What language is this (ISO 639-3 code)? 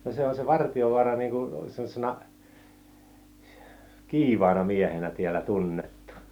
fin